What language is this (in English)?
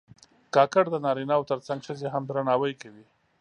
Pashto